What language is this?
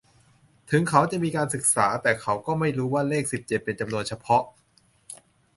Thai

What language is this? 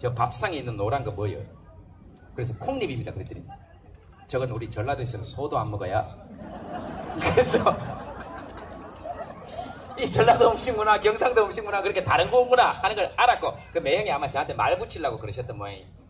Korean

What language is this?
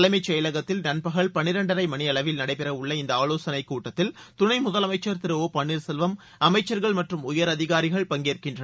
Tamil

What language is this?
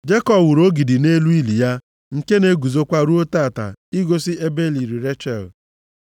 Igbo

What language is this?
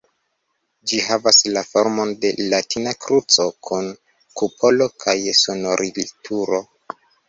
Esperanto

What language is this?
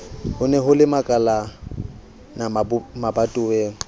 Southern Sotho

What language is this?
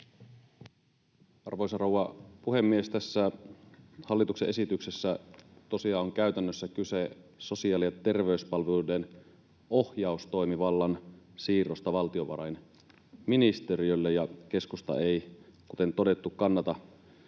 Finnish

